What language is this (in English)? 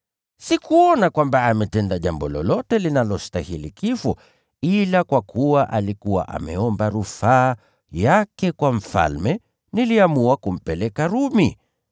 Swahili